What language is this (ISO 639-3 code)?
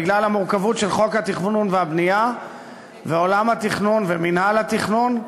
heb